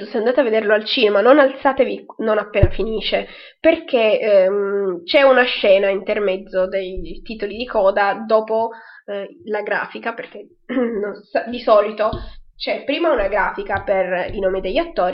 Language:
Italian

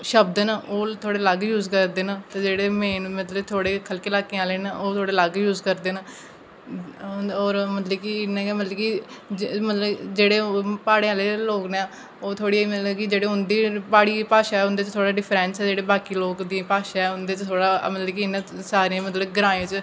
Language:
Dogri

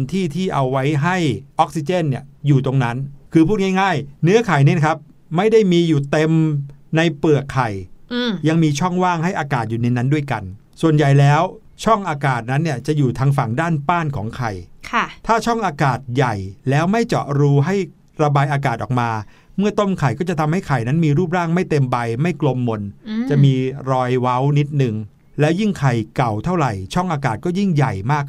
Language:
Thai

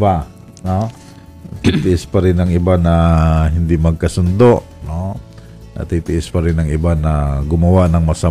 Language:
Filipino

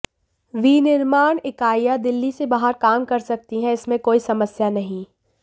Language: Hindi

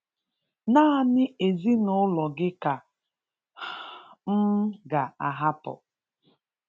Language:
Igbo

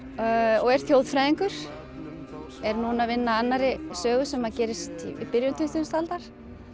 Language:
Icelandic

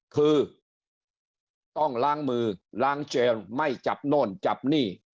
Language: Thai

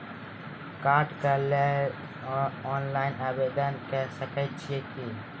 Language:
Maithili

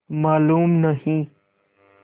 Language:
Hindi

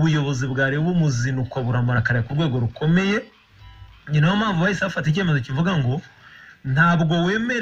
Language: Romanian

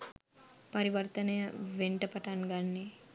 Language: Sinhala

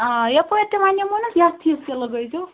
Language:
Kashmiri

